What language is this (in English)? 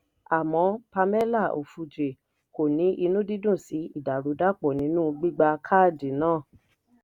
Yoruba